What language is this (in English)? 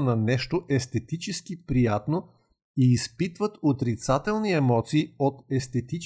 Bulgarian